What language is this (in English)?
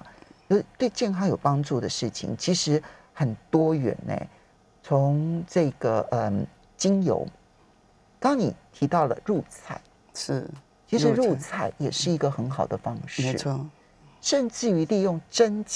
Chinese